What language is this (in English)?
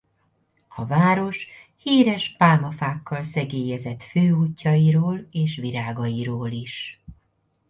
Hungarian